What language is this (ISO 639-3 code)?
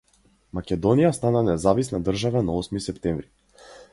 mkd